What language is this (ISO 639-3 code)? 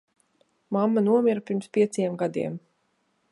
lav